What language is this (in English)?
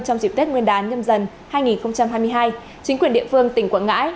Vietnamese